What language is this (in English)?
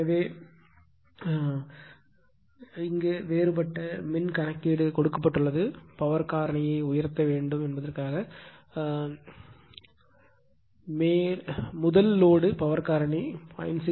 Tamil